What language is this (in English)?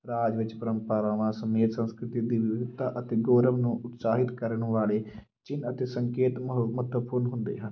Punjabi